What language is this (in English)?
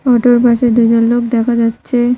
Bangla